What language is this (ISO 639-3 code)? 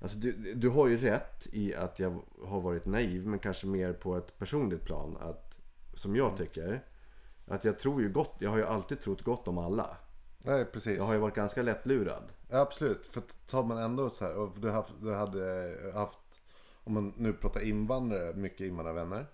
swe